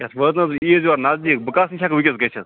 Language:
Kashmiri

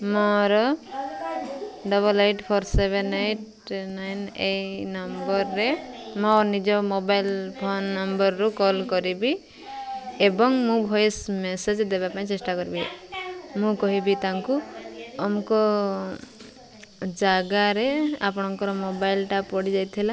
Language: Odia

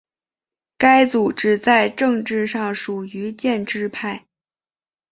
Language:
Chinese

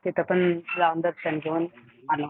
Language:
Marathi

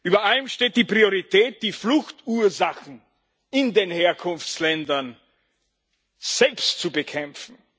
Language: German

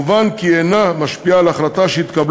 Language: Hebrew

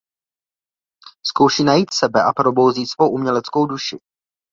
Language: Czech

